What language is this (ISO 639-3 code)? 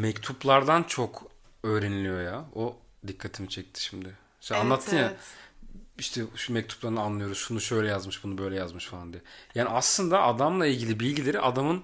tur